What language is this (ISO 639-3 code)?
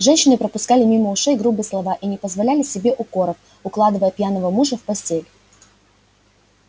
rus